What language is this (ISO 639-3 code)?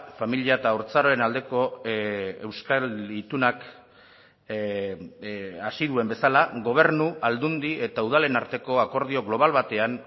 eus